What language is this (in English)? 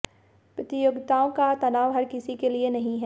Hindi